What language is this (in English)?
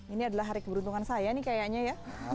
Indonesian